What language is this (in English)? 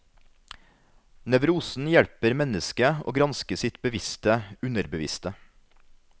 Norwegian